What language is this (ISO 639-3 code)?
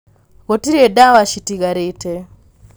kik